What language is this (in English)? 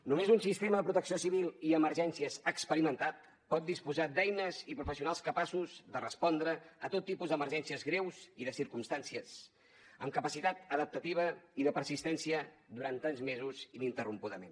Catalan